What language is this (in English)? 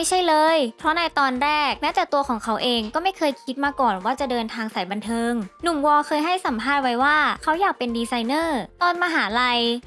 Thai